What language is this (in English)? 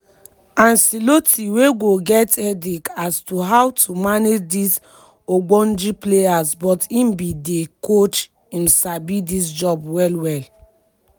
Nigerian Pidgin